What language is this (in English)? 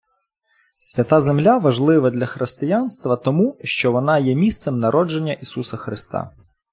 Ukrainian